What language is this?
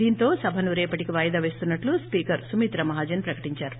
Telugu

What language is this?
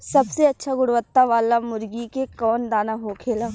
Bhojpuri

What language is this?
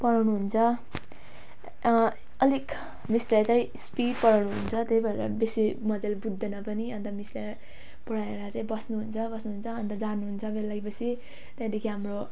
Nepali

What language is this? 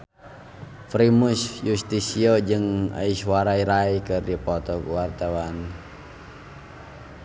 Sundanese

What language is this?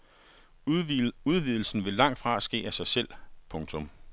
Danish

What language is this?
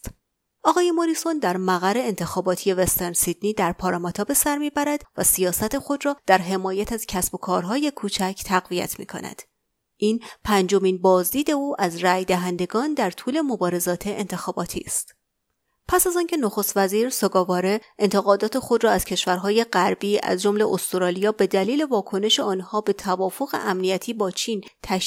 Persian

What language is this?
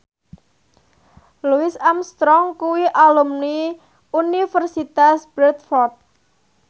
Javanese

